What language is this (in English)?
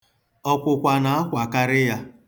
Igbo